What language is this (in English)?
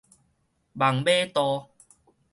Min Nan Chinese